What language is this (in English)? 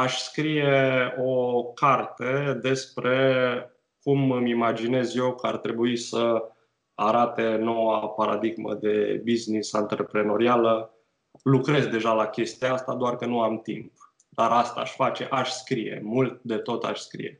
Romanian